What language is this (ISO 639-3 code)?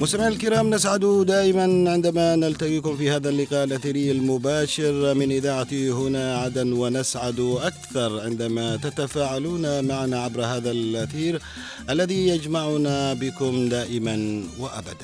ara